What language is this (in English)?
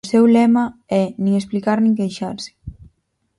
Galician